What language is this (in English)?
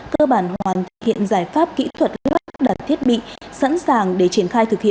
Vietnamese